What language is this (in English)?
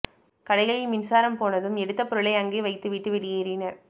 Tamil